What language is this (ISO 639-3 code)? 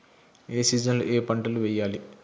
tel